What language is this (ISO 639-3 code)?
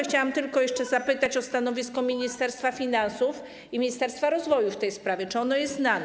pol